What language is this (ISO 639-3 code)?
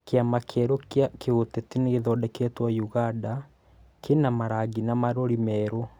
kik